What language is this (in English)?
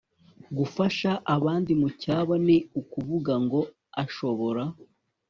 Kinyarwanda